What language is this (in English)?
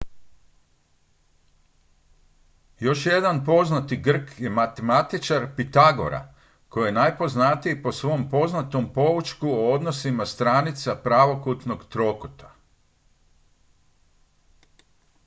Croatian